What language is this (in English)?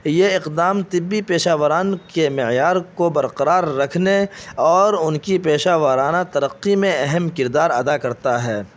Urdu